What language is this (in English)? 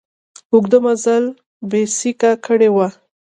Pashto